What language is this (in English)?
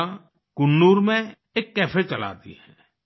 Hindi